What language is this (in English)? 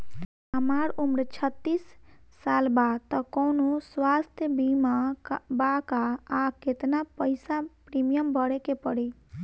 Bhojpuri